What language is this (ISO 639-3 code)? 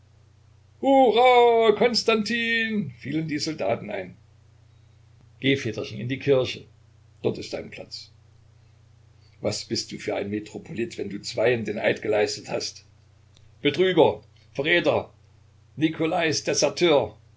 deu